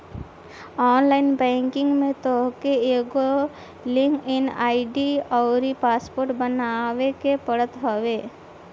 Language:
Bhojpuri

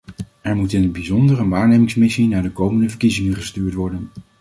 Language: Dutch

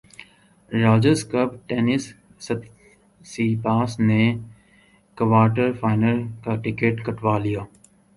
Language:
Urdu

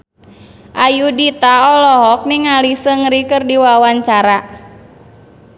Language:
Sundanese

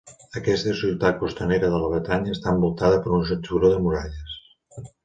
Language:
Catalan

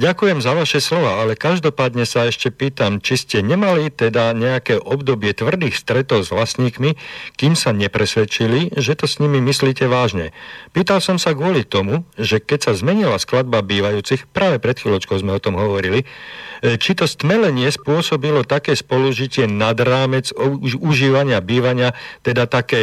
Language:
Slovak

